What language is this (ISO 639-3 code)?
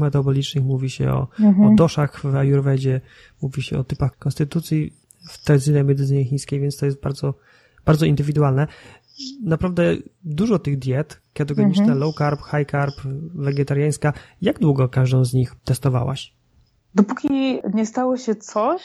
pol